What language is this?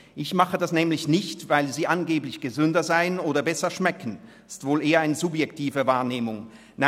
Swiss German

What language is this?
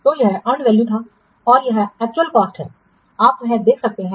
Hindi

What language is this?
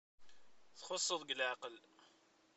Kabyle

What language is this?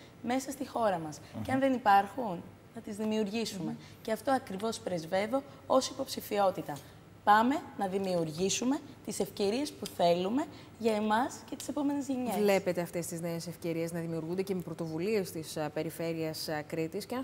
Greek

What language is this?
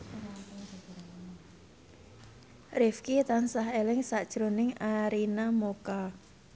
Javanese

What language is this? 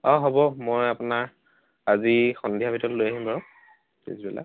Assamese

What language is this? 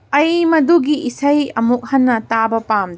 Manipuri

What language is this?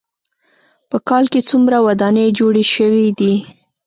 Pashto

